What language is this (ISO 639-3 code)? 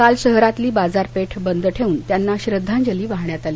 mar